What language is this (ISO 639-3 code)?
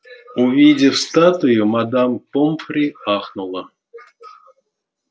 rus